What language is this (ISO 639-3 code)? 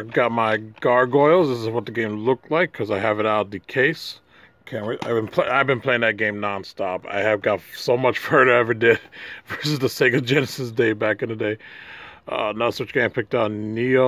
eng